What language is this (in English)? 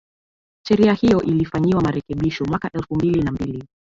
Swahili